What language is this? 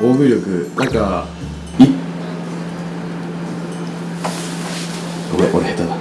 Japanese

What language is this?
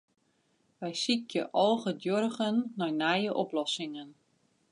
Western Frisian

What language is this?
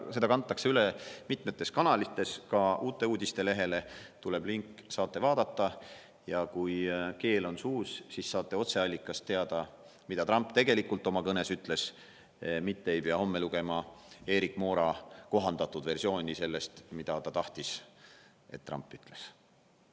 Estonian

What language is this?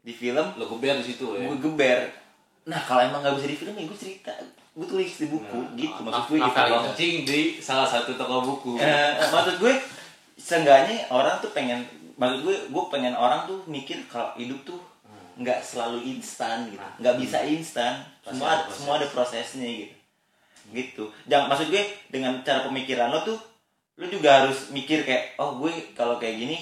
Indonesian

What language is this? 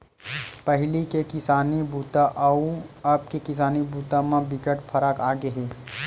Chhattisgarhi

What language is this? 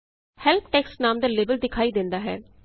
Punjabi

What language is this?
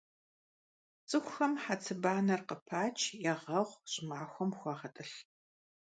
Kabardian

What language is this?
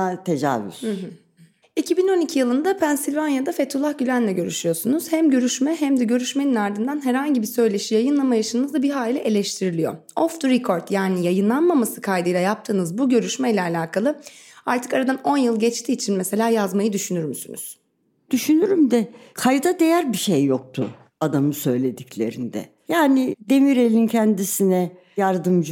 Turkish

